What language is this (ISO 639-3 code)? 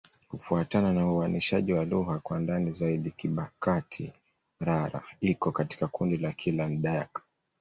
swa